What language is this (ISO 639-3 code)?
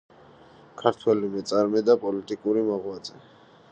kat